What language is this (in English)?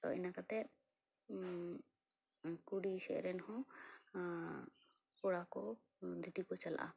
Santali